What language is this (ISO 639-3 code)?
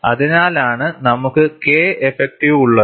mal